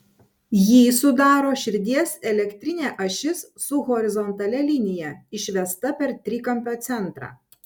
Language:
Lithuanian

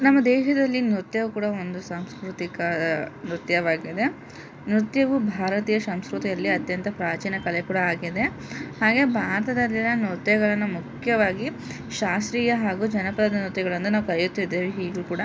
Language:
Kannada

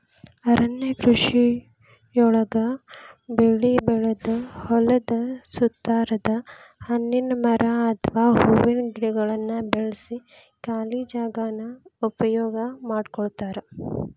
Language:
Kannada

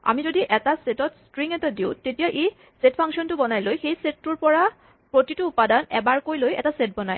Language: Assamese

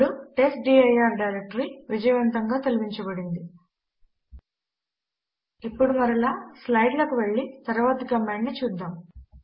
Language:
Telugu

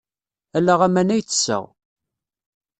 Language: Kabyle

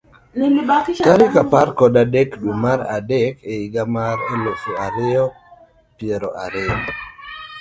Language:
Luo (Kenya and Tanzania)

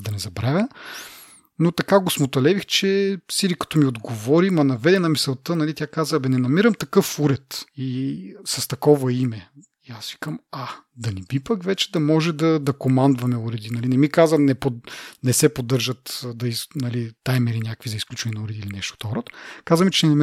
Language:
Bulgarian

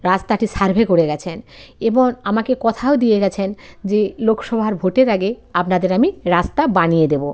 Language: Bangla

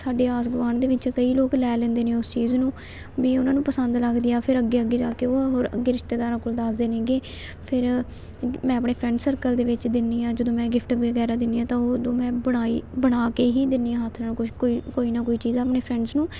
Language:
Punjabi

